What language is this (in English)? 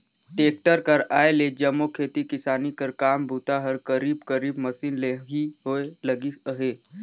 Chhattisgarhi